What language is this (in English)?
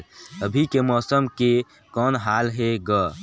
Chhattisgarhi